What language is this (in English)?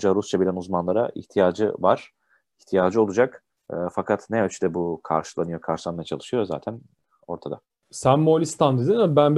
Turkish